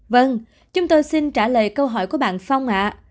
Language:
Vietnamese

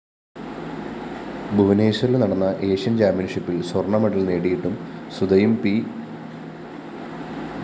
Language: Malayalam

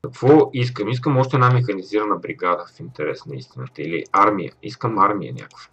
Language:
Bulgarian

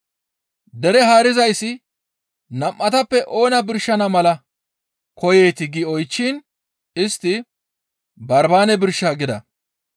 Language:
Gamo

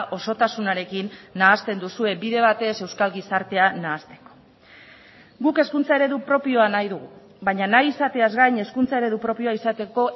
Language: Basque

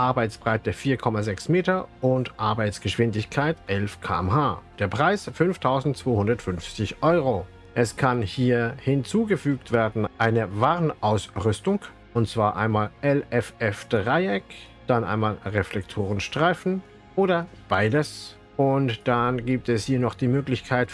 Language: German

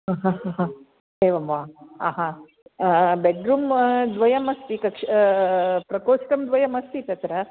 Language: Sanskrit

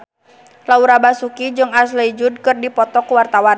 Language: Sundanese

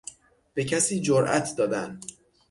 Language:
Persian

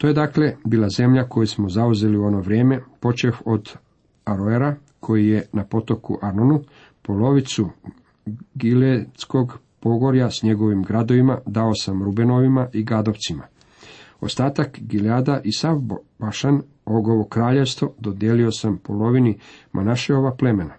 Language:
Croatian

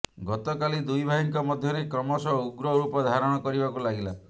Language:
Odia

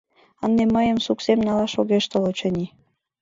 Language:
Mari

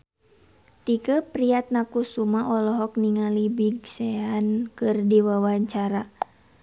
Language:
Sundanese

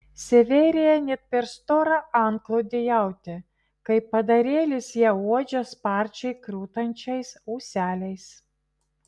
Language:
Lithuanian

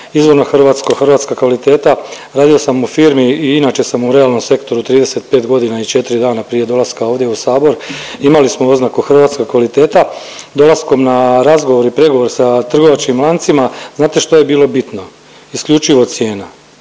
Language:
Croatian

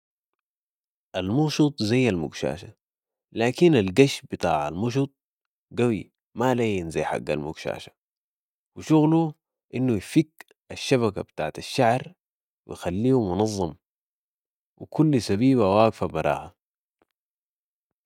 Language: Sudanese Arabic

